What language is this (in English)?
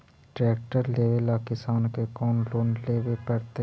Magahi